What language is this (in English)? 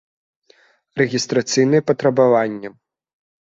Belarusian